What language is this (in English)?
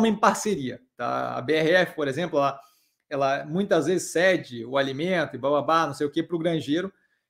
Portuguese